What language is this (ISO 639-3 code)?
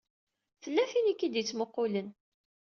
kab